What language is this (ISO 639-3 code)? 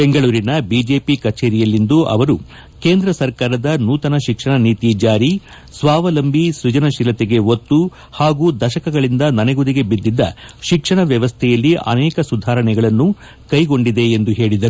kan